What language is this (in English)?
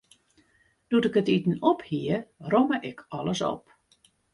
Western Frisian